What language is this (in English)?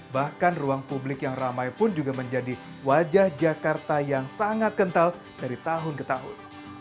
Indonesian